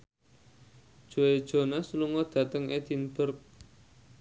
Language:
Javanese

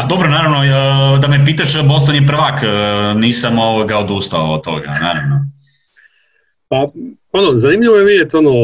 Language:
Croatian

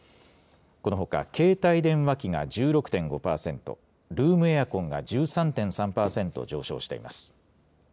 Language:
Japanese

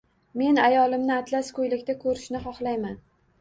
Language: Uzbek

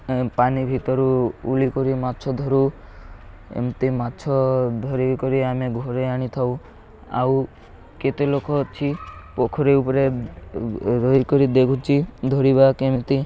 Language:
Odia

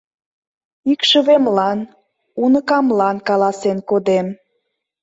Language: Mari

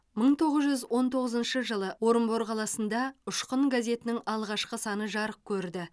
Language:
Kazakh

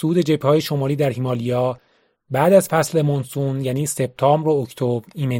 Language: Persian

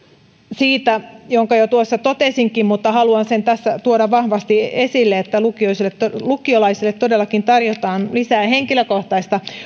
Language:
Finnish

